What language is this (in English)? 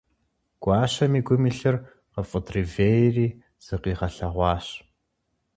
Kabardian